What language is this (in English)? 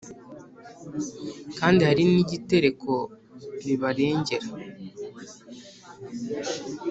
Kinyarwanda